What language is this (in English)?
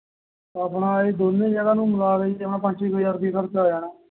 Punjabi